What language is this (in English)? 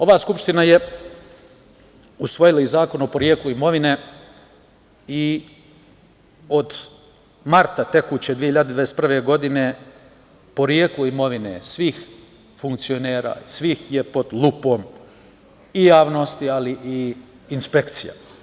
Serbian